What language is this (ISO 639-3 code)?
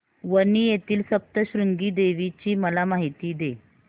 mar